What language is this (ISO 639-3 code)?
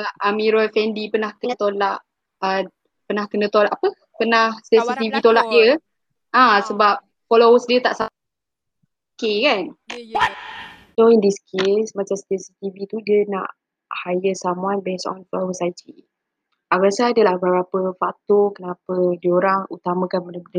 msa